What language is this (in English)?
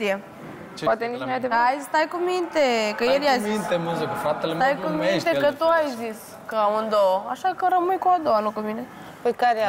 Romanian